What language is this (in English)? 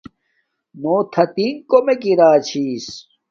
Domaaki